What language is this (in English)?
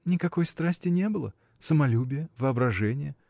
Russian